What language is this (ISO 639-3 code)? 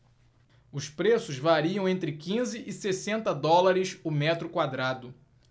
por